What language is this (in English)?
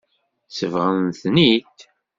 Kabyle